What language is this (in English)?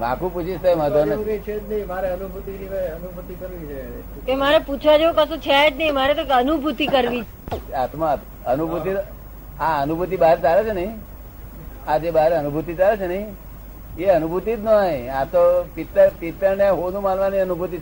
Gujarati